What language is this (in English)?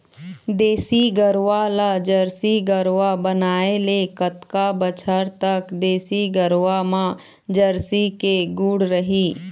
Chhattisgarhi